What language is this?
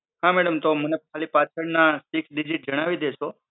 Gujarati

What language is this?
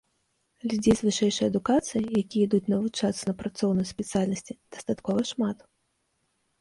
Belarusian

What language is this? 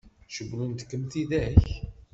Kabyle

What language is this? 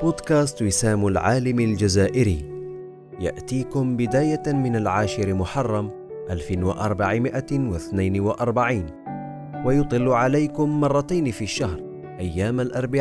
Arabic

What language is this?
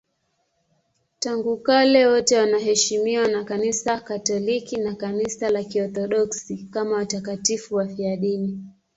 Swahili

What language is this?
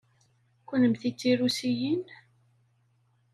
Kabyle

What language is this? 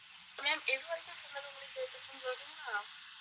Tamil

